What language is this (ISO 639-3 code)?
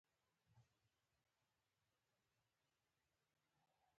pus